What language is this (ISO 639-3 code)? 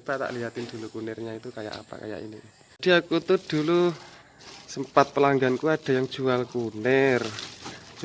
ind